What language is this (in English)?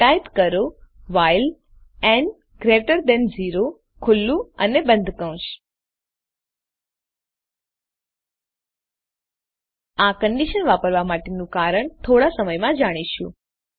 Gujarati